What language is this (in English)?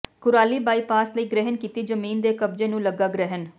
Punjabi